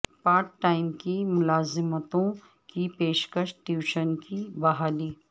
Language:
Urdu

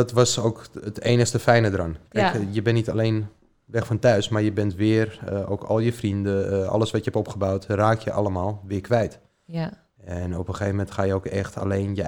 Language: Dutch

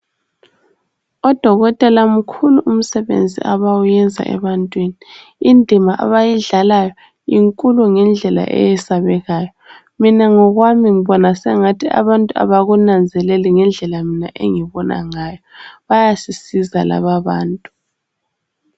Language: North Ndebele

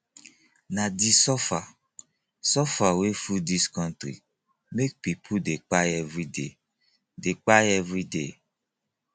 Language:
Nigerian Pidgin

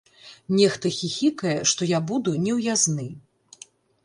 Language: Belarusian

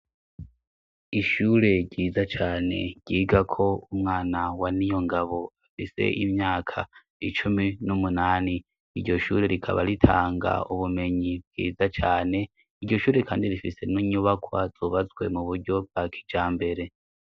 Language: Rundi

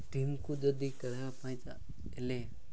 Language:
Odia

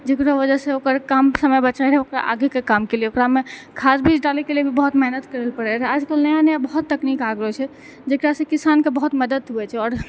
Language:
Maithili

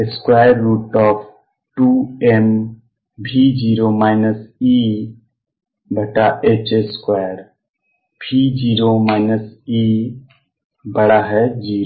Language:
Hindi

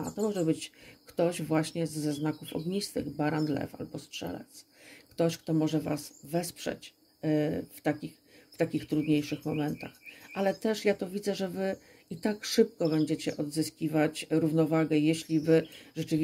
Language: Polish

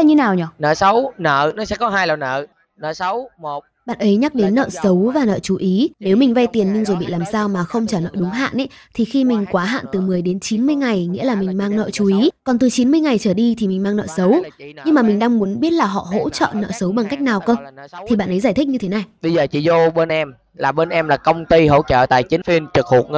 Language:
Vietnamese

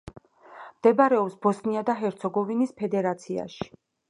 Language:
Georgian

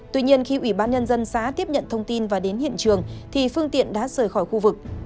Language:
Vietnamese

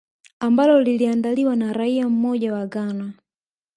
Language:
Swahili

